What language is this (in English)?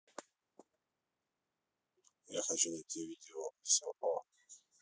Russian